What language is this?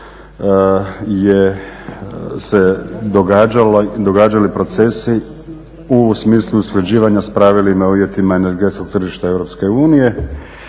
Croatian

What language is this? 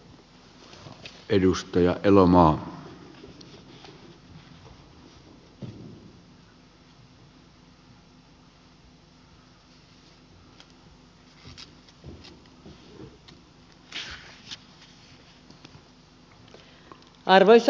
Finnish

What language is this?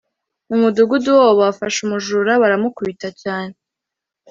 Kinyarwanda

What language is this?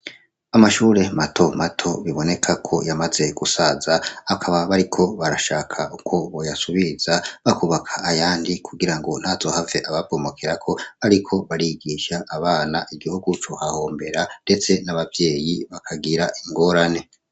Rundi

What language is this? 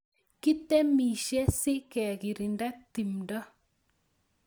Kalenjin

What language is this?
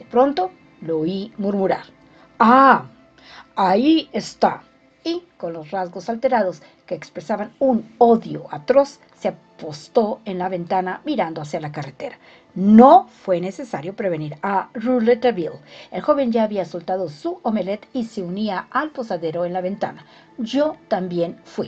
Spanish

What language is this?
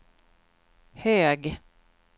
Swedish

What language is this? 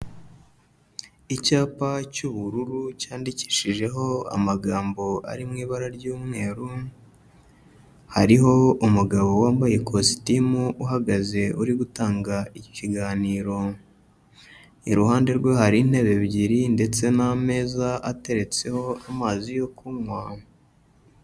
Kinyarwanda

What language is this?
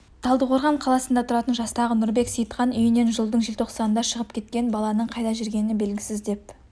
Kazakh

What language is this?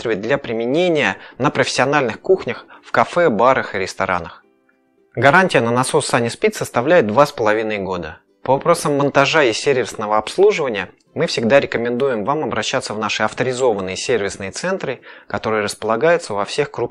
Russian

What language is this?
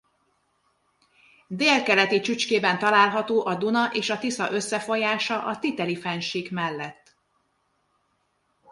Hungarian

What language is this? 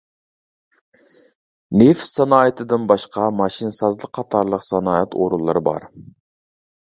Uyghur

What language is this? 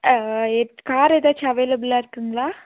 Tamil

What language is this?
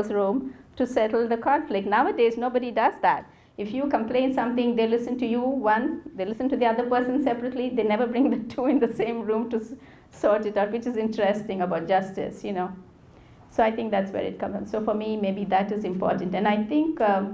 English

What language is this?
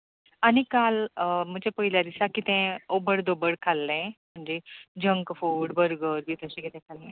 Konkani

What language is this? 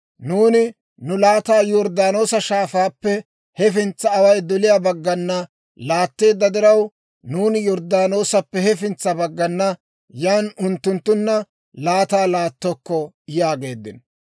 Dawro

